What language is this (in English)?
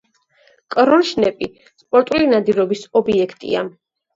Georgian